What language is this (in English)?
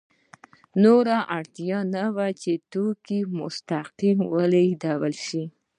Pashto